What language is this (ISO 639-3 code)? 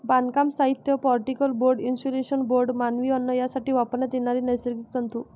mar